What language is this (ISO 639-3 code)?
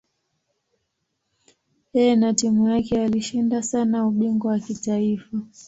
swa